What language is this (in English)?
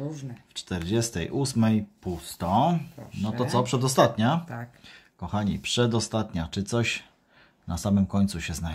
Polish